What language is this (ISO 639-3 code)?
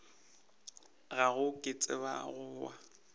nso